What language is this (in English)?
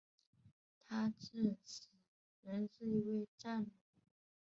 Chinese